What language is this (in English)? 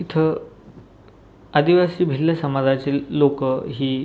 Marathi